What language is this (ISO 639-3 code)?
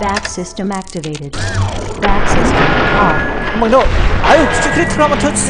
kor